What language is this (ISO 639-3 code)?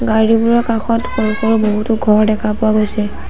asm